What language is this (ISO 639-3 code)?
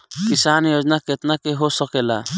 bho